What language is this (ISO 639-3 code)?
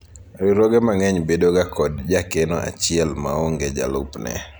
luo